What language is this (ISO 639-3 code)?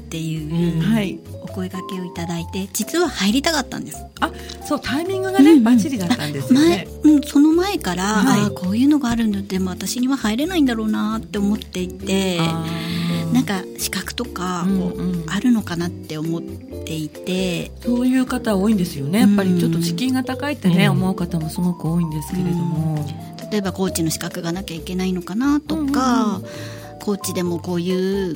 jpn